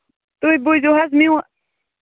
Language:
Kashmiri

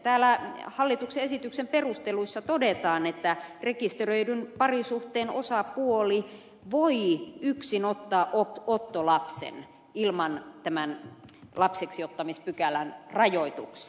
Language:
Finnish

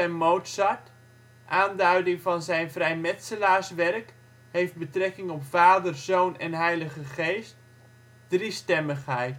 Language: Dutch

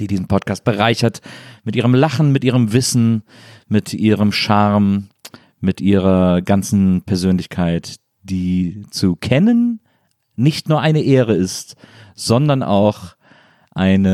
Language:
German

